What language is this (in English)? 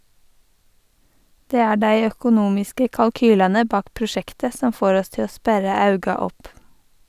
Norwegian